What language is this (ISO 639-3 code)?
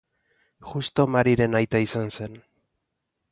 eus